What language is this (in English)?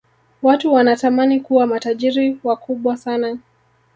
Swahili